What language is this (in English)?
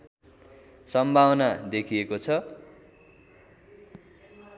Nepali